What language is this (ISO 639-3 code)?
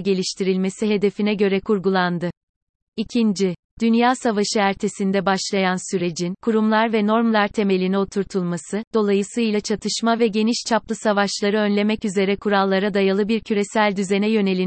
tur